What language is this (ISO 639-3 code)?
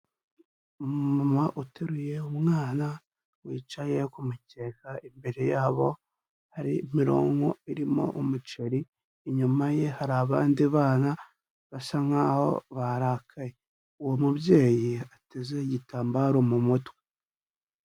kin